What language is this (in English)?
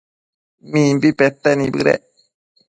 Matsés